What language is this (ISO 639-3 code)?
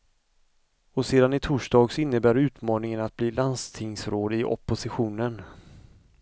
swe